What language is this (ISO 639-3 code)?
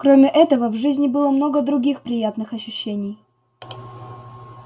rus